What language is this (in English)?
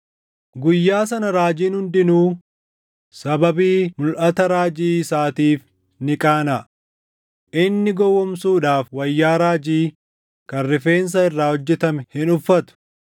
Oromo